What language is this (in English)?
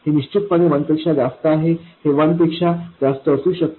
Marathi